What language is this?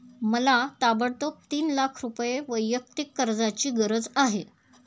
Marathi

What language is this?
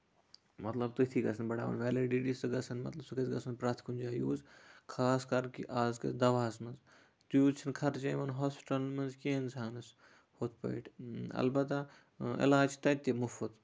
Kashmiri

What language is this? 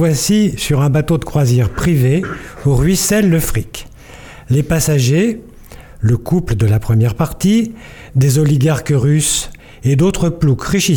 French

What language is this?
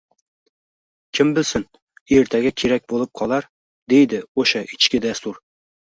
Uzbek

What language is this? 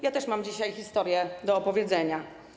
Polish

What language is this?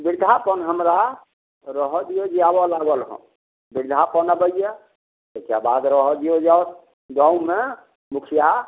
Maithili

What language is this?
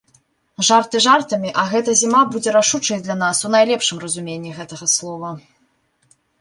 Belarusian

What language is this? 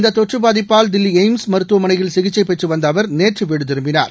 Tamil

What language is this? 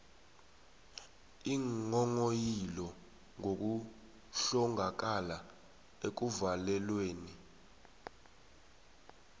South Ndebele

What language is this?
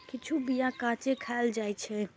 Maithili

